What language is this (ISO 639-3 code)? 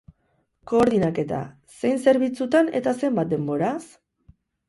eus